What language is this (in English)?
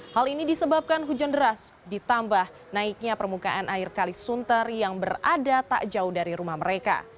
Indonesian